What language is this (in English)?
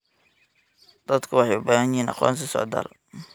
Somali